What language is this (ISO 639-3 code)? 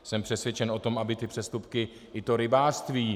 ces